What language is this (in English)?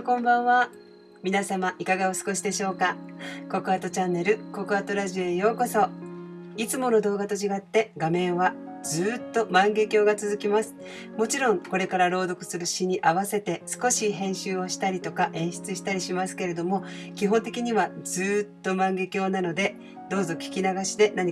Japanese